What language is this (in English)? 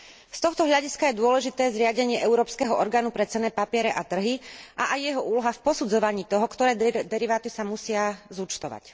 Slovak